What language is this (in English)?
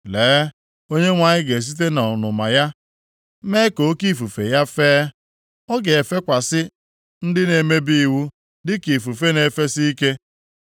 Igbo